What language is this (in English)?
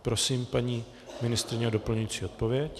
Czech